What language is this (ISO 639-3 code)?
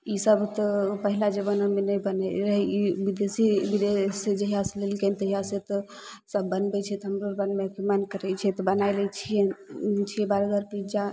mai